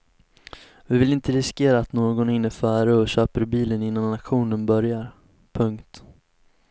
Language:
Swedish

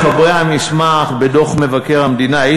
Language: Hebrew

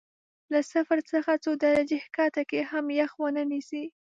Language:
Pashto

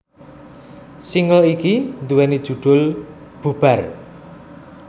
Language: Javanese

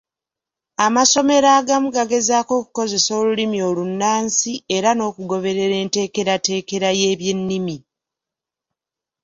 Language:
Ganda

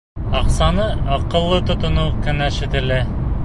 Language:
Bashkir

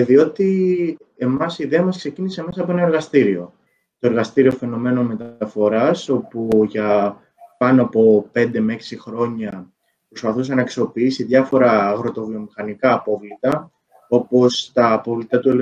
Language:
Greek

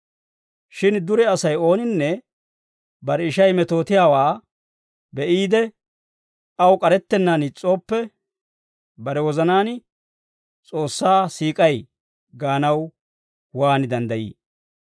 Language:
Dawro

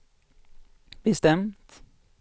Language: Swedish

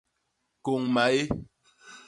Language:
Basaa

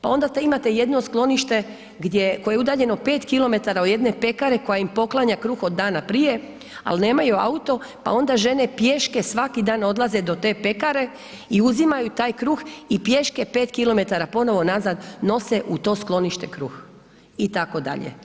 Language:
Croatian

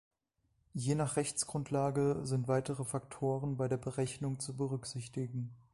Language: German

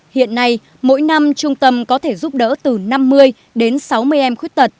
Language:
Vietnamese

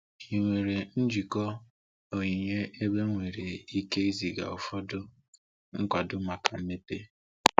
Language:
Igbo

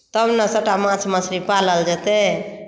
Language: Maithili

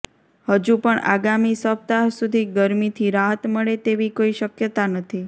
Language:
Gujarati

